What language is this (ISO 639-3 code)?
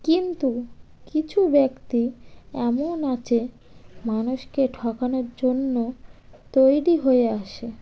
ben